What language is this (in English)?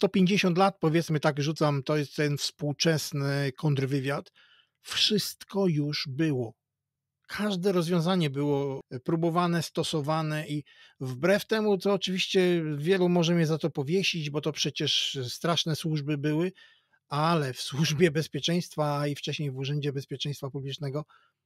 Polish